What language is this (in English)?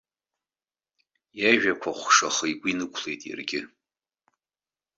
Abkhazian